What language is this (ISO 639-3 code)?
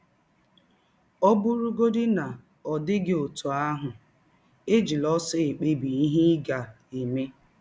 ibo